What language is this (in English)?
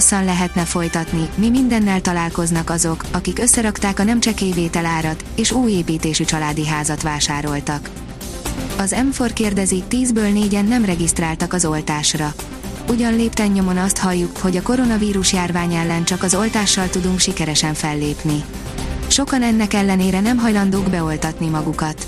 Hungarian